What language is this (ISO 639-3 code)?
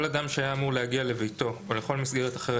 heb